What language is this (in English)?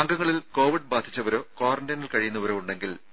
Malayalam